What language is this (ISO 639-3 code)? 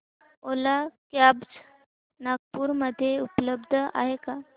mar